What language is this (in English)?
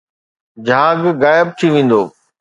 Sindhi